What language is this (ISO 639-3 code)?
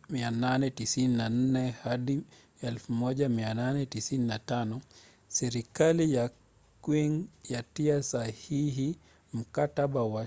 swa